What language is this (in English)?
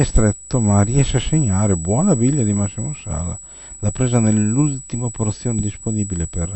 Italian